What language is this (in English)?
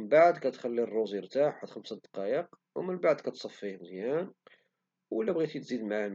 Moroccan Arabic